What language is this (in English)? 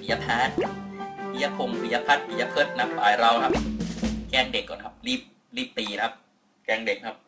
Thai